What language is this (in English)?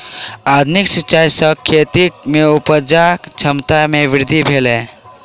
Maithili